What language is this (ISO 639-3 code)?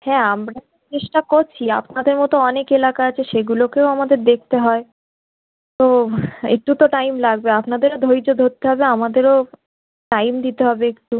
ben